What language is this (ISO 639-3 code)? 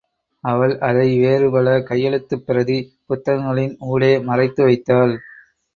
tam